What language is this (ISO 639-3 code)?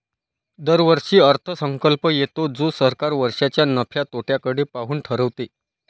mar